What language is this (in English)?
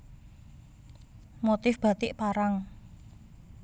Javanese